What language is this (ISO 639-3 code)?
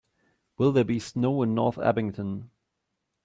eng